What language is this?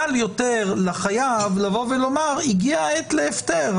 Hebrew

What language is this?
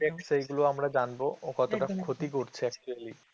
Bangla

